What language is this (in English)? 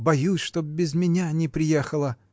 Russian